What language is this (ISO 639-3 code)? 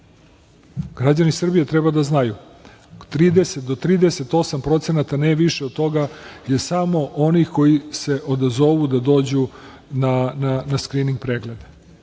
srp